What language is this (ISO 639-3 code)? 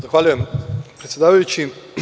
srp